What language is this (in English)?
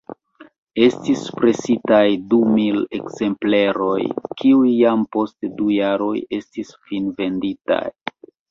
Esperanto